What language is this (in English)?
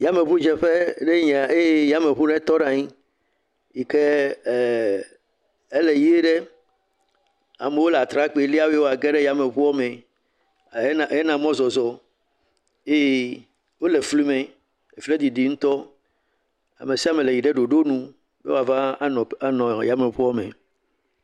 Ewe